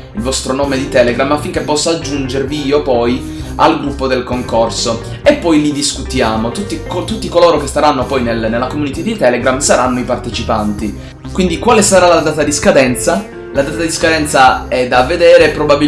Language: Italian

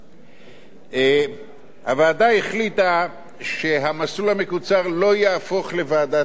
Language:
Hebrew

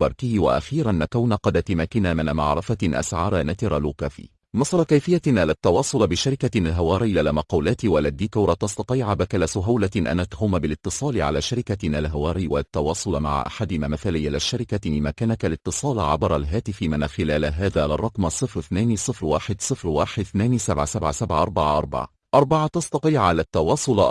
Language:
Arabic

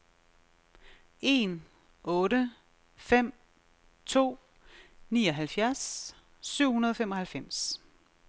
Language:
Danish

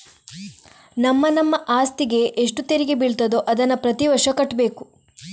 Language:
Kannada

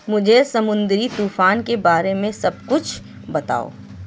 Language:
Urdu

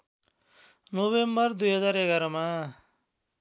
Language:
Nepali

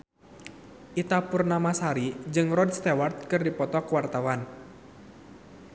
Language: Sundanese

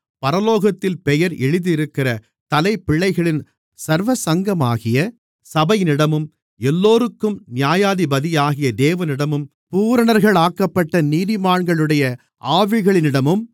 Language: Tamil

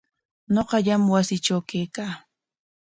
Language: Corongo Ancash Quechua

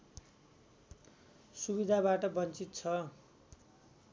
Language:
Nepali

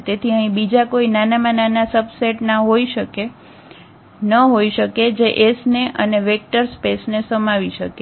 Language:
Gujarati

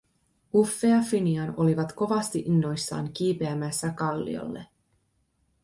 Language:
Finnish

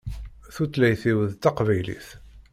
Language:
Kabyle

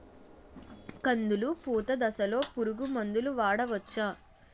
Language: Telugu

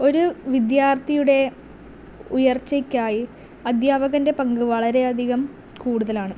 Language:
Malayalam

